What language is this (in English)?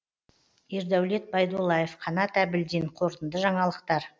Kazakh